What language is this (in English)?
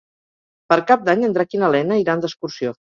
Catalan